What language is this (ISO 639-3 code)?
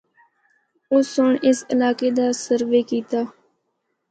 hno